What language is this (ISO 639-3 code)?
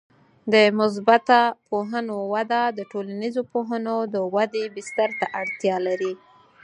pus